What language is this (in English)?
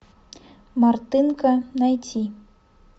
Russian